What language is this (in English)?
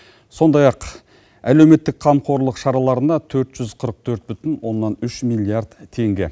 Kazakh